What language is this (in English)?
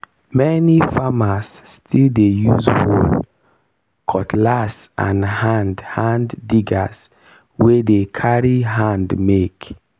Nigerian Pidgin